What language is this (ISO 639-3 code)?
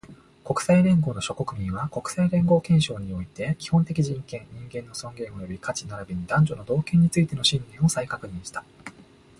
jpn